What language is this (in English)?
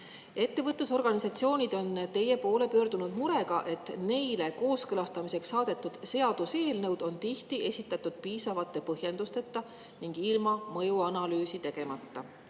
Estonian